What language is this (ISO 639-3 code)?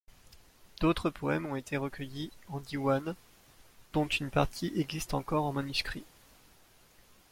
fra